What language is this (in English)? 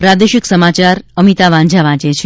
Gujarati